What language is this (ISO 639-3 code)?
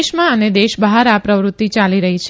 guj